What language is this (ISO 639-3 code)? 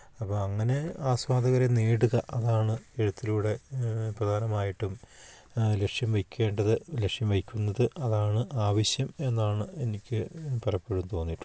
mal